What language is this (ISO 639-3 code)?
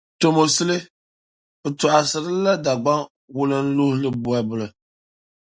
dag